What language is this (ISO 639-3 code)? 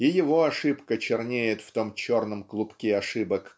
rus